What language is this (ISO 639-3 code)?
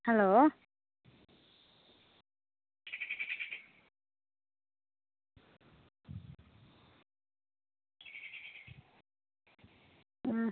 doi